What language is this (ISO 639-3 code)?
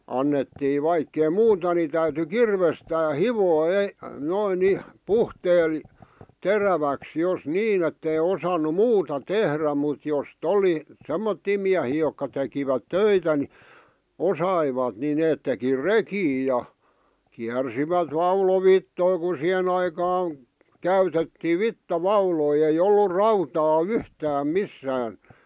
fin